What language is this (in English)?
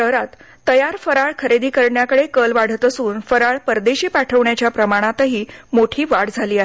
Marathi